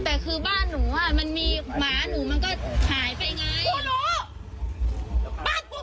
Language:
Thai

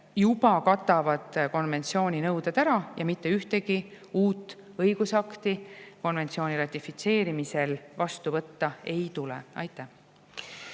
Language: Estonian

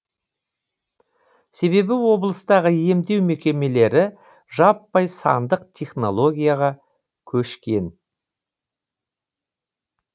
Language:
Kazakh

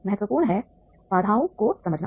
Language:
Hindi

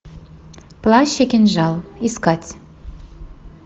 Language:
Russian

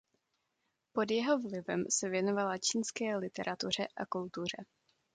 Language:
Czech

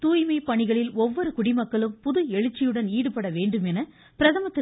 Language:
Tamil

